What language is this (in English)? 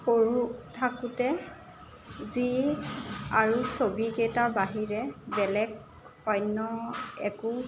Assamese